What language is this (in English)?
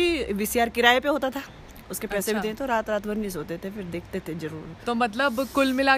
Hindi